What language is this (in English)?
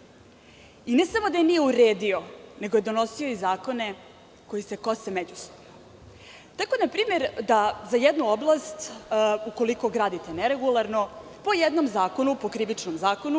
Serbian